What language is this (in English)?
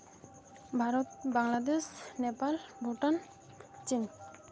Santali